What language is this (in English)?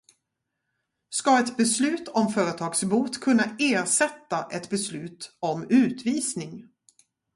Swedish